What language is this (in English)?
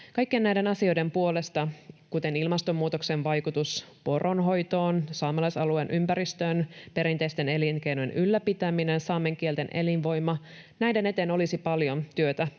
Finnish